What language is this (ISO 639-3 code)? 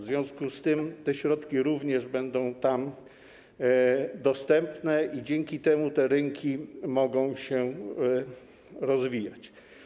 pol